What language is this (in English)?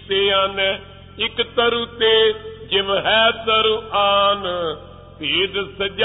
Punjabi